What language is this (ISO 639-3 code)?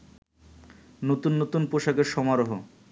ben